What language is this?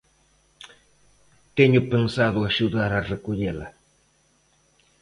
Galician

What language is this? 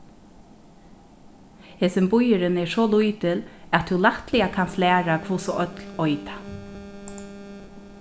Faroese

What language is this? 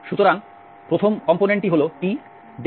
Bangla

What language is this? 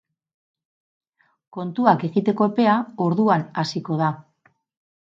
Basque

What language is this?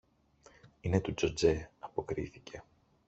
Greek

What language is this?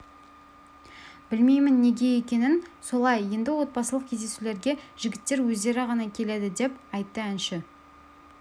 Kazakh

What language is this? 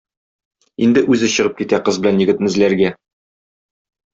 Tatar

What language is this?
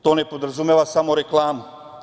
Serbian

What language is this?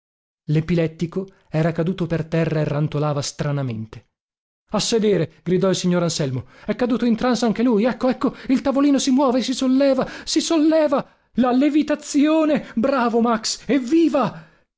Italian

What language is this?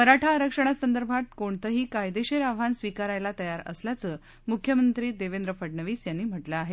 Marathi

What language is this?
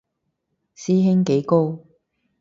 Cantonese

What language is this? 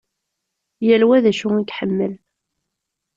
Kabyle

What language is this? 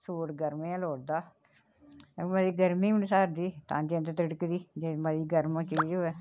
Dogri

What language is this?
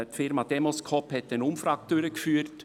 Swiss German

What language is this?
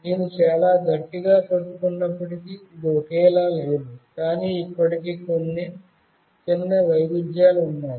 Telugu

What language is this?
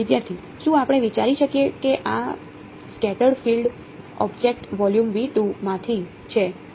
Gujarati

